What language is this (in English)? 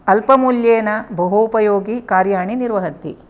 Sanskrit